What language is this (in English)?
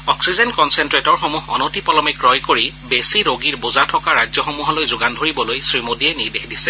Assamese